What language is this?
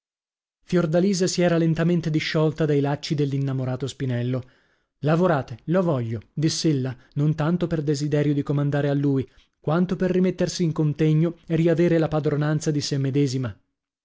Italian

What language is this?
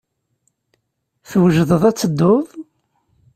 Kabyle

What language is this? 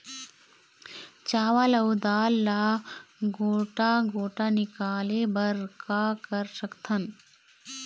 Chhattisgarhi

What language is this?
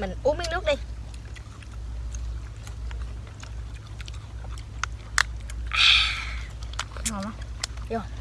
Vietnamese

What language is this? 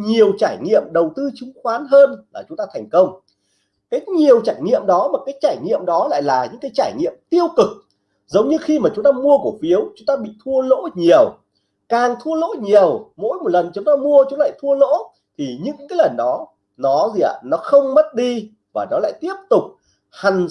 Vietnamese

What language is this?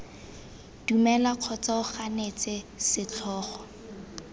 Tswana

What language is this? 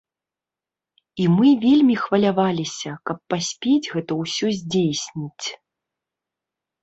Belarusian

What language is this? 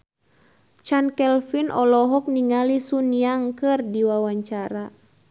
Sundanese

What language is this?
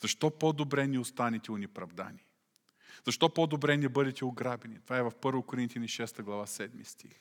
Bulgarian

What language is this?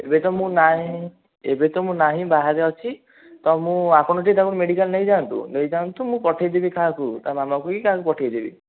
Odia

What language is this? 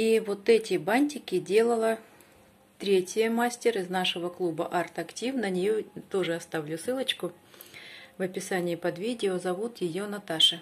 Russian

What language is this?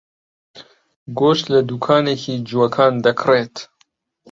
Central Kurdish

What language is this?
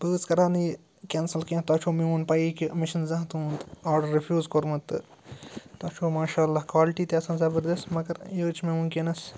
Kashmiri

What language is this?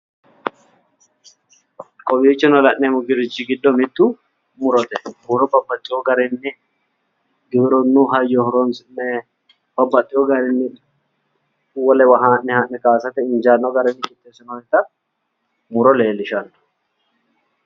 Sidamo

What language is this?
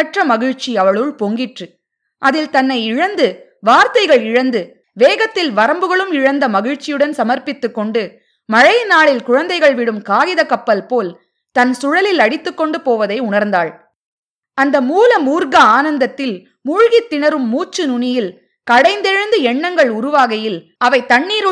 Tamil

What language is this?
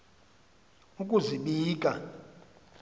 Xhosa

